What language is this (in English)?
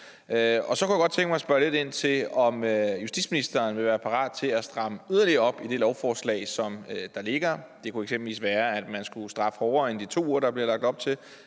Danish